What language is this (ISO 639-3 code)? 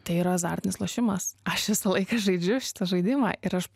lit